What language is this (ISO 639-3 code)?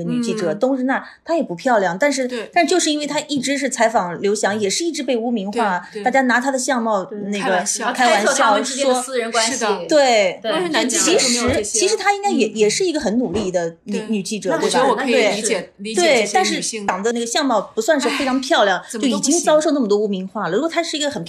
zho